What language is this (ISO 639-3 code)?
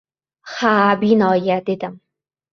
uzb